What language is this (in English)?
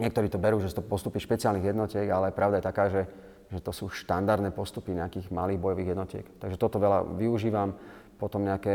Slovak